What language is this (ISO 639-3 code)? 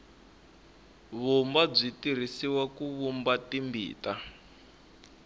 tso